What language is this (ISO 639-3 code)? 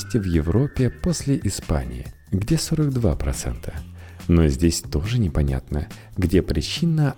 rus